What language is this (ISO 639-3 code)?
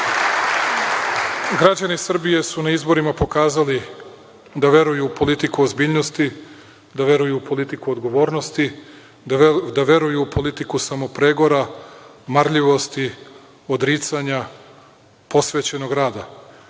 srp